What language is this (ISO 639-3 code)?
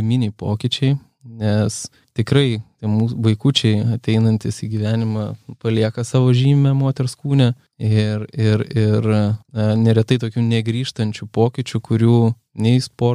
pol